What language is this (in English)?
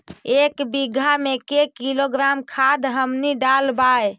Magahi